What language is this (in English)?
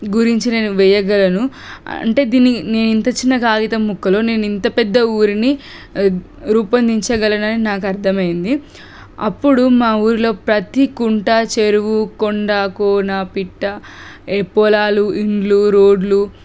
Telugu